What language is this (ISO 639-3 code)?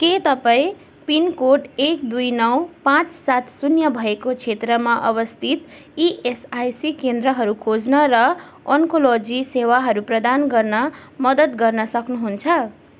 nep